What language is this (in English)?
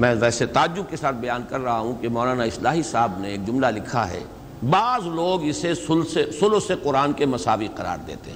Urdu